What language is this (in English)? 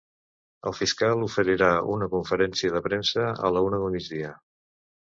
Catalan